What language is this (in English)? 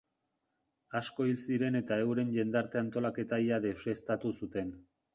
Basque